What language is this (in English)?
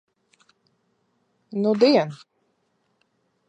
Latvian